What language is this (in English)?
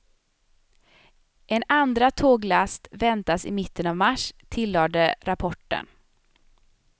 Swedish